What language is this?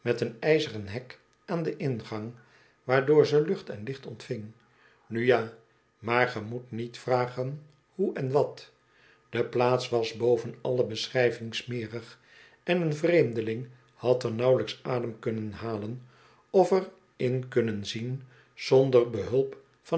Dutch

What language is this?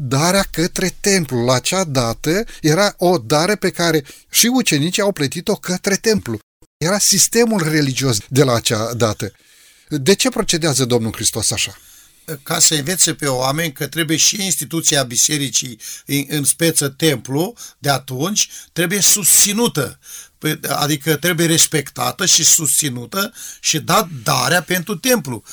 Romanian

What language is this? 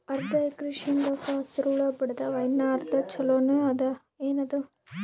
Kannada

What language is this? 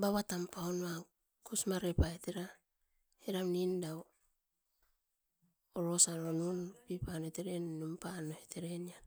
Askopan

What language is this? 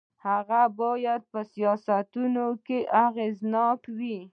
Pashto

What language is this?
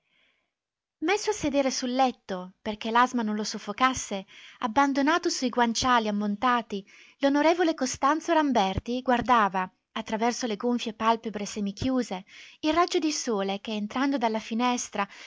Italian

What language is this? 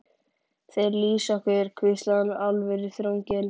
Icelandic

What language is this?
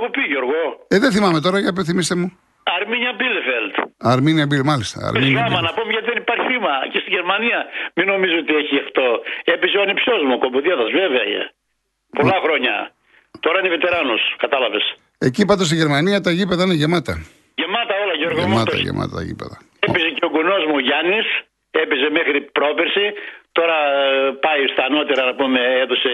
Greek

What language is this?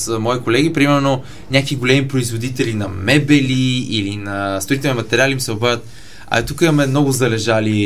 Bulgarian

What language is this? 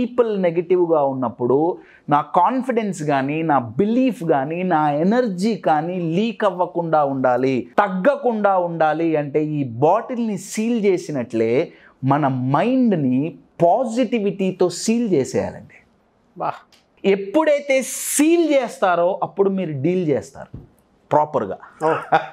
Telugu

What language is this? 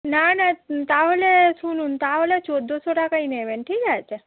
Bangla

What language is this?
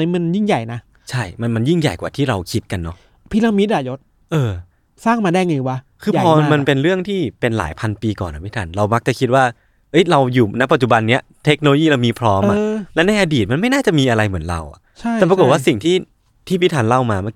Thai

